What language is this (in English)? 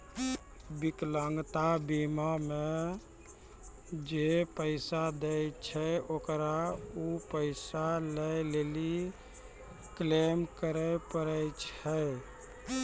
Maithili